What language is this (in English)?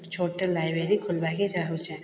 Odia